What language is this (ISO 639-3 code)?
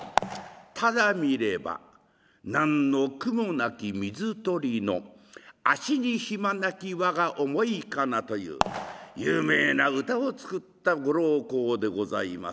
jpn